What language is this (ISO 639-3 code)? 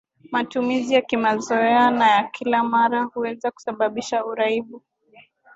swa